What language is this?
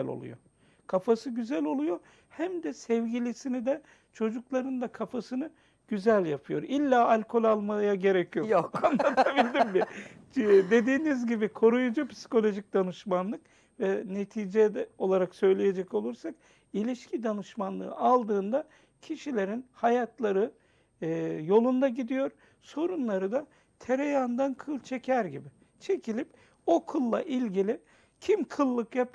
Turkish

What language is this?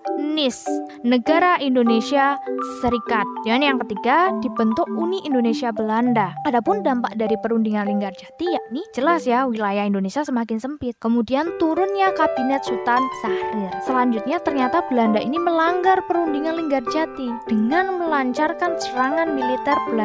Indonesian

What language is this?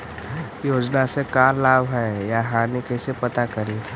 Magahi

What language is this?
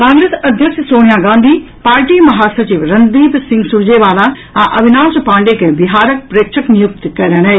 Maithili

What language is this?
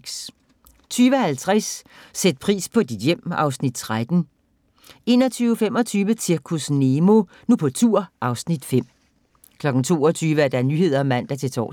Danish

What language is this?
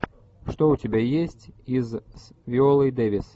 Russian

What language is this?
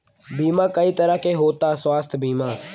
Bhojpuri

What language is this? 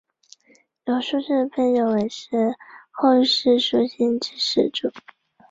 Chinese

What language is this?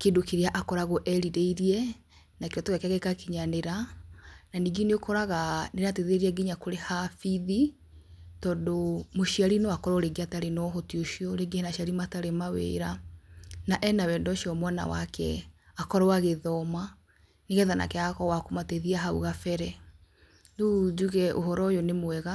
Kikuyu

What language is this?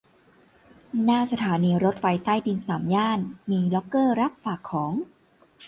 Thai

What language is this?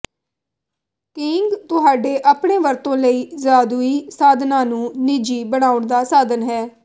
Punjabi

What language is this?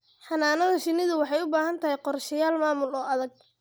Somali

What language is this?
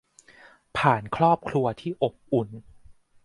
Thai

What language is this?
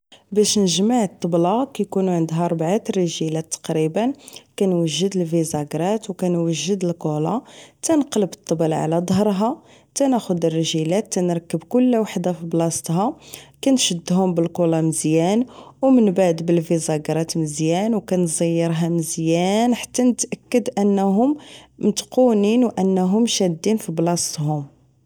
Moroccan Arabic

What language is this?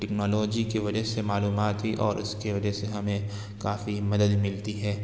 Urdu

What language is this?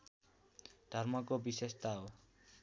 Nepali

